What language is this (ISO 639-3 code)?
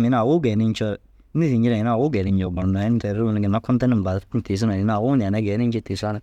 dzg